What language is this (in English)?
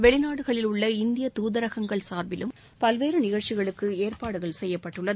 Tamil